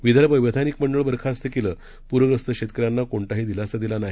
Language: Marathi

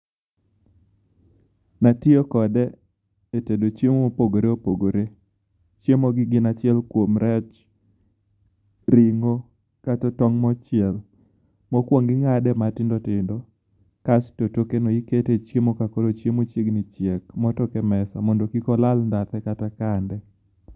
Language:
Luo (Kenya and Tanzania)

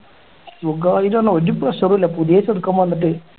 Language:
Malayalam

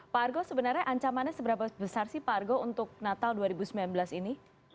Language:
Indonesian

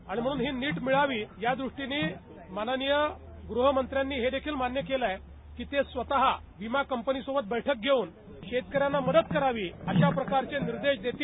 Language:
Marathi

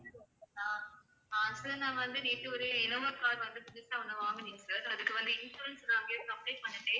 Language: Tamil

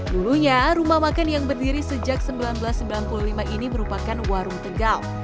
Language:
Indonesian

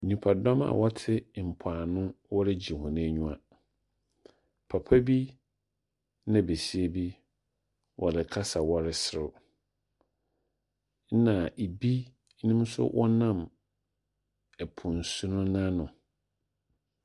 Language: Akan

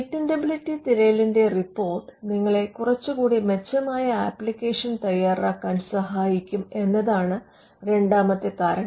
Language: Malayalam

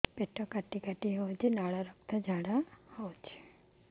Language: Odia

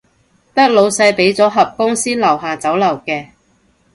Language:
Cantonese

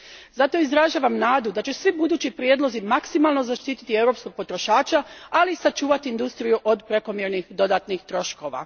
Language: Croatian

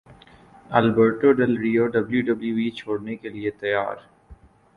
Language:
Urdu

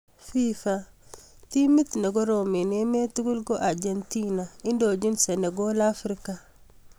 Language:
Kalenjin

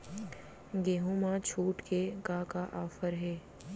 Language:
Chhattisgarhi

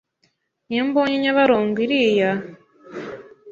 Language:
Kinyarwanda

